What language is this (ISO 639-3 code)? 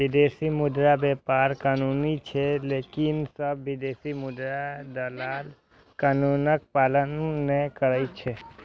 mai